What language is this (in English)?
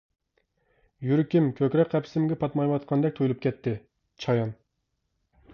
Uyghur